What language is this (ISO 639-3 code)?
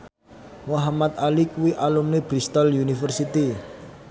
jav